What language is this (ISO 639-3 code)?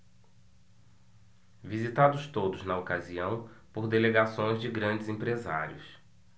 por